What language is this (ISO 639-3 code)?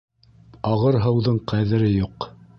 bak